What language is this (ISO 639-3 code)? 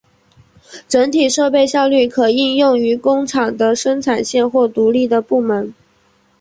zho